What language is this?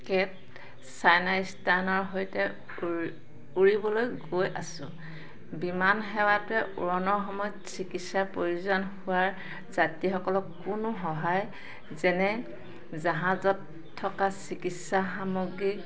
Assamese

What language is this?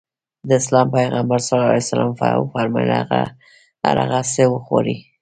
Pashto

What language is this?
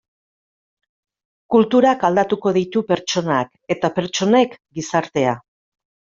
Basque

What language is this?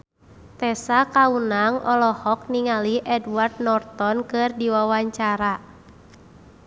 Sundanese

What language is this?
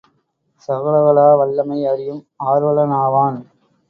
Tamil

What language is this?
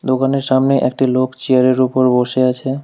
Bangla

